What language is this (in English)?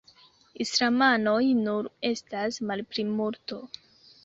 Esperanto